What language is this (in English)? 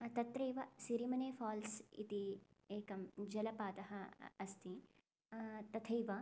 Sanskrit